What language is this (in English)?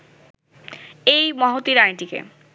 Bangla